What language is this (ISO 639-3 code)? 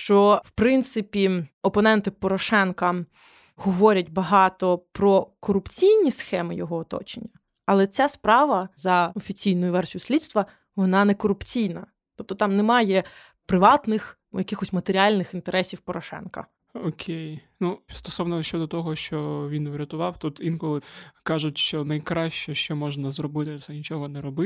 ukr